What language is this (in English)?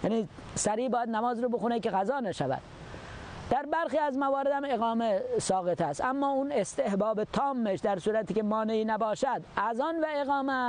Persian